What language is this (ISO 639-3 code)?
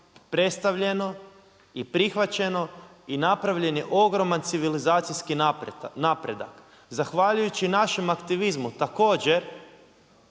hrv